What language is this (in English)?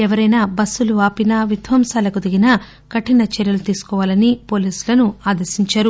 Telugu